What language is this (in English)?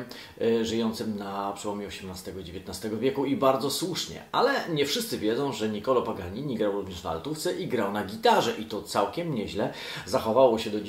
Polish